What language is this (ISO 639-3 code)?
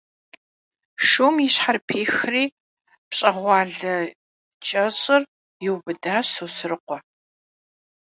kbd